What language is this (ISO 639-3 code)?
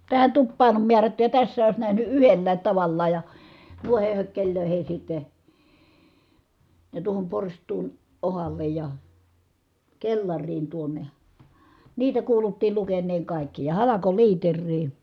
fin